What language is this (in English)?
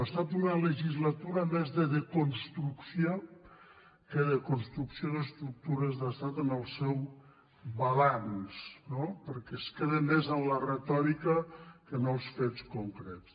Catalan